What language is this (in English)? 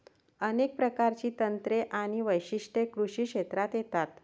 Marathi